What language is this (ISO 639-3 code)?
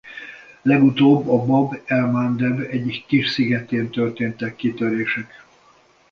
hun